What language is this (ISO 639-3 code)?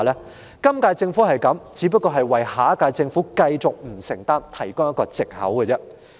yue